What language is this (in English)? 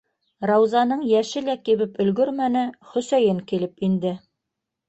Bashkir